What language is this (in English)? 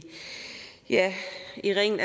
Danish